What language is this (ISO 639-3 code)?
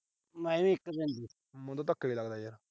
pan